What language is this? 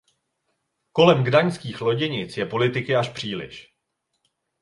Czech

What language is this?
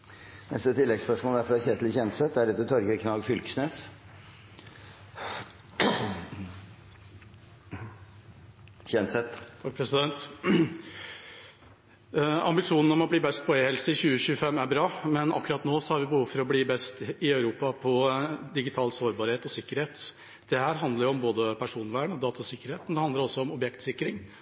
Norwegian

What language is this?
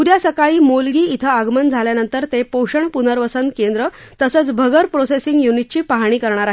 Marathi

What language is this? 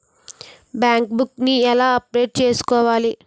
Telugu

